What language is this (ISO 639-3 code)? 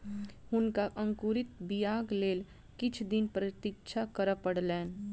mai